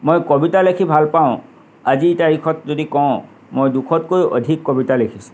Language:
Assamese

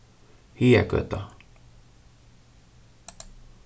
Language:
Faroese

